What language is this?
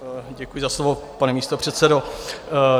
Czech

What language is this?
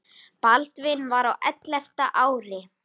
Icelandic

